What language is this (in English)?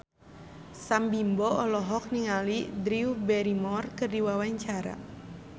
Sundanese